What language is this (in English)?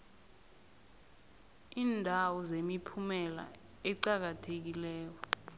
South Ndebele